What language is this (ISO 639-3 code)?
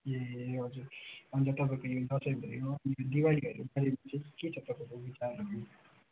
nep